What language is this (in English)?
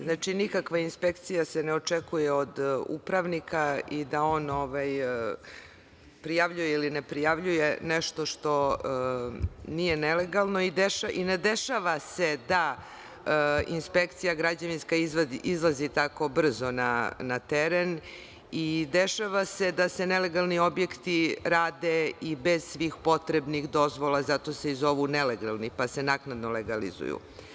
Serbian